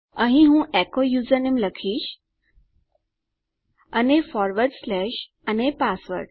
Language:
Gujarati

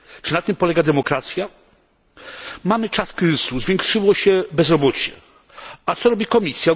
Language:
Polish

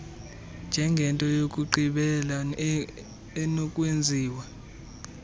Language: Xhosa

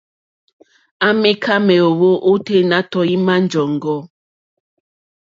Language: Mokpwe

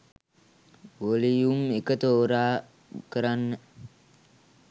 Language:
Sinhala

